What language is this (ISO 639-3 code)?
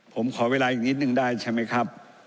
tha